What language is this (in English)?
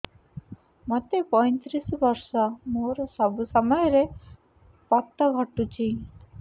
Odia